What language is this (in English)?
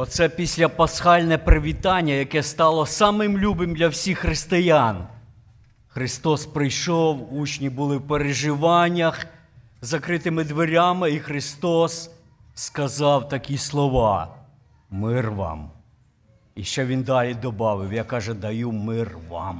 Ukrainian